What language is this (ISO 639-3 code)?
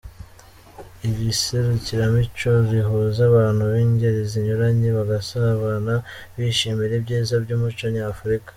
kin